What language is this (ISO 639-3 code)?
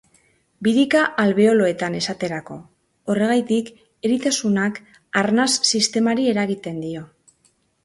eus